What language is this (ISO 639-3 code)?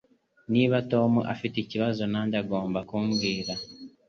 kin